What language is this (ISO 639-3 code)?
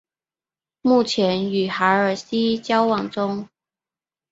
zho